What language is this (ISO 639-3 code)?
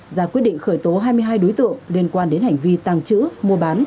vie